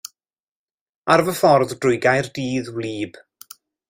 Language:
Welsh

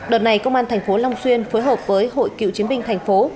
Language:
Vietnamese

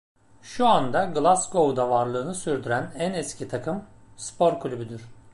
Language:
Turkish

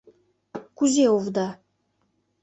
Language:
Mari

